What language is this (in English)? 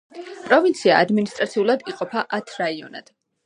Georgian